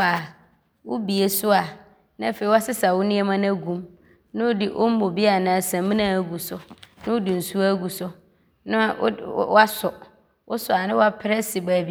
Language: Abron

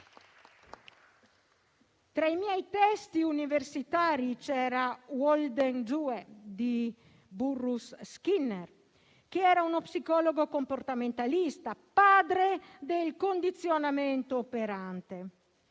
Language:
Italian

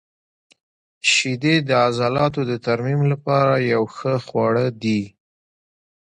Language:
Pashto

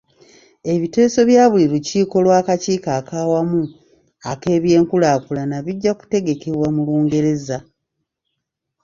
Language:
Ganda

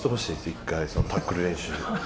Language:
Japanese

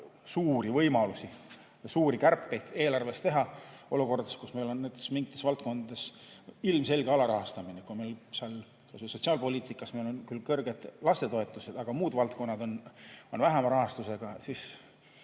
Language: Estonian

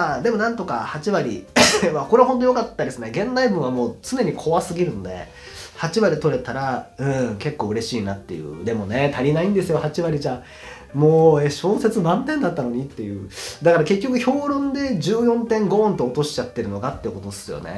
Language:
Japanese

